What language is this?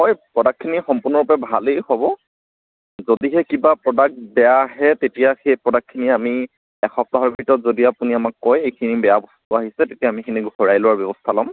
Assamese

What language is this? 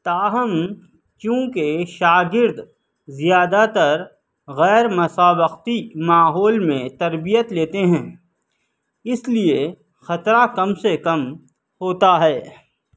Urdu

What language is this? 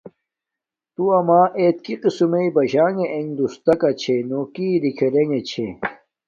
Domaaki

